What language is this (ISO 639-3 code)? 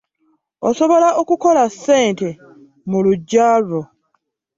lug